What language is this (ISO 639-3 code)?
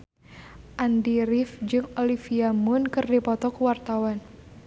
sun